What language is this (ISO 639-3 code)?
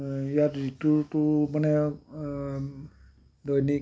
asm